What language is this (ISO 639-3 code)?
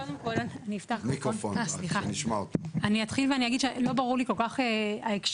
heb